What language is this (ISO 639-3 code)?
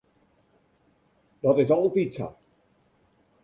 fry